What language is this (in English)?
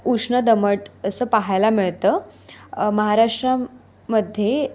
Marathi